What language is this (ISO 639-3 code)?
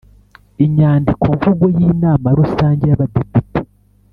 kin